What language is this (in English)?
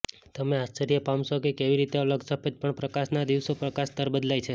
Gujarati